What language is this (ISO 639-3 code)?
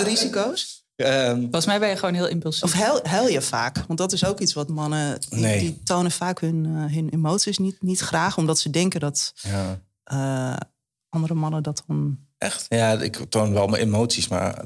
nld